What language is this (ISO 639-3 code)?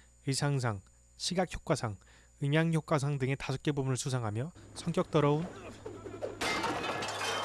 kor